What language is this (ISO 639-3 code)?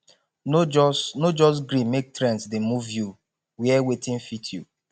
pcm